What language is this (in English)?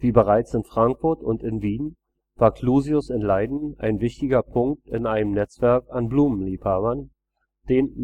German